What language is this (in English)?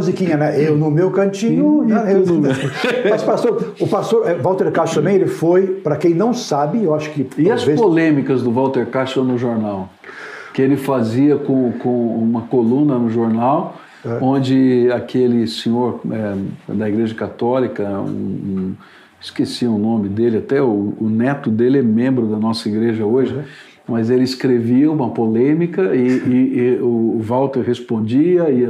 Portuguese